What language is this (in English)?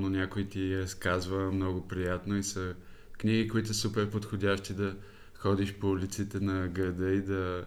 Bulgarian